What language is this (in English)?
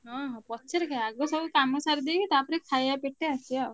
Odia